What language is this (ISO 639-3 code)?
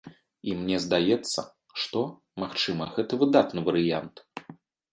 bel